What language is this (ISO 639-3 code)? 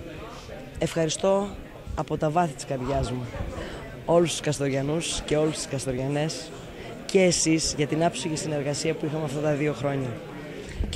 ell